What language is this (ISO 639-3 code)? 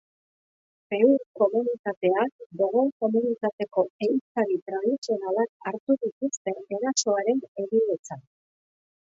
eus